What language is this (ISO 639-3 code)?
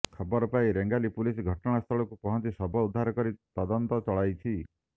ori